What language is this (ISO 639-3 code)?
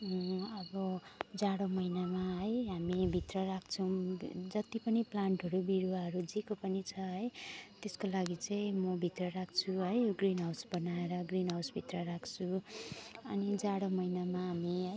nep